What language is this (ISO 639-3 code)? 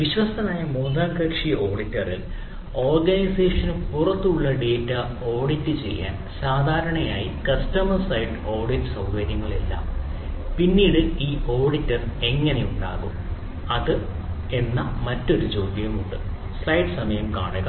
mal